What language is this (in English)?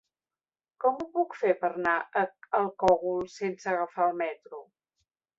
Catalan